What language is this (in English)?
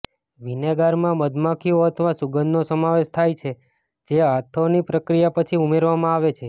Gujarati